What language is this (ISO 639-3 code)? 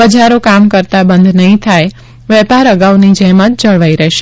guj